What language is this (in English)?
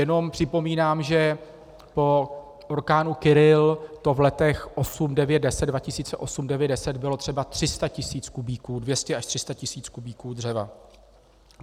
Czech